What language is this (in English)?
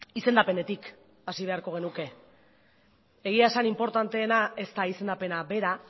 Basque